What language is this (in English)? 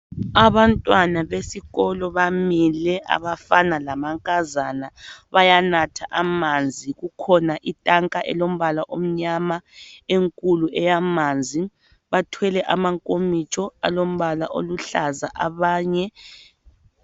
North Ndebele